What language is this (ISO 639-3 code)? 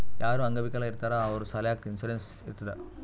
kan